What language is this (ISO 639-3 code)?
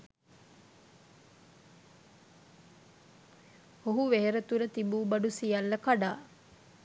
sin